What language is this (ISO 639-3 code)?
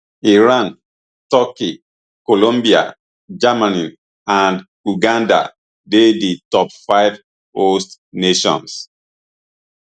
pcm